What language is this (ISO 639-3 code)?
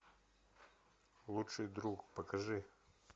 rus